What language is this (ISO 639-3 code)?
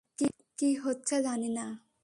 ben